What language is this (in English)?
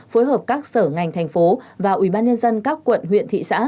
Vietnamese